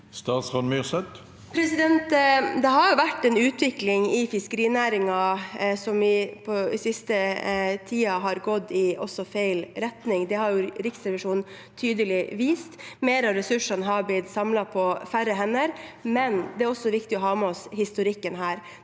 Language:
Norwegian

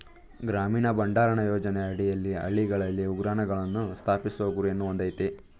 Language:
Kannada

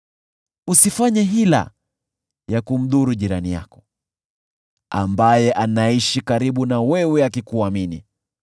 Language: Swahili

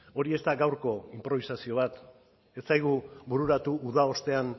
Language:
Basque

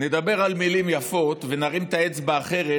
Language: Hebrew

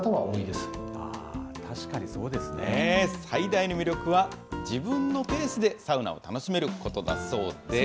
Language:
Japanese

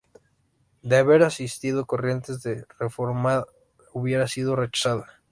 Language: Spanish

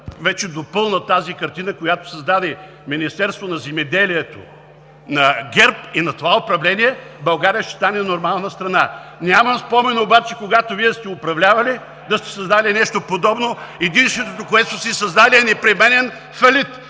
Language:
Bulgarian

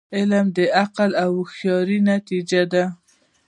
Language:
Pashto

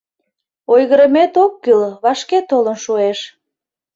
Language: Mari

